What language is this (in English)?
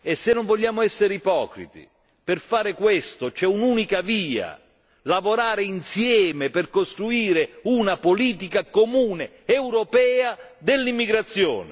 Italian